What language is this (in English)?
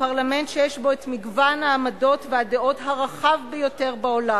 Hebrew